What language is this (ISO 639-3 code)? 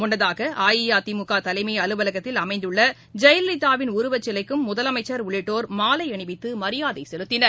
tam